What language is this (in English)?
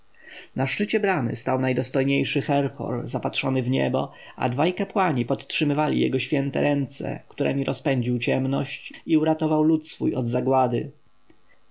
Polish